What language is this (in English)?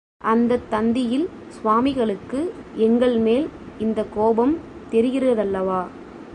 Tamil